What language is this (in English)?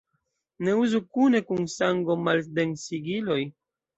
Esperanto